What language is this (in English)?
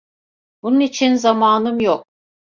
Turkish